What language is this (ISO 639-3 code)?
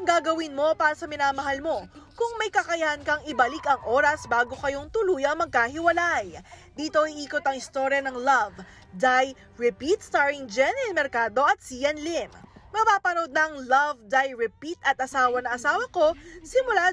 fil